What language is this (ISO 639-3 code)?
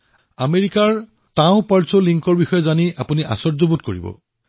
asm